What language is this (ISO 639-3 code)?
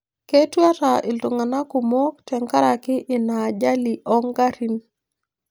mas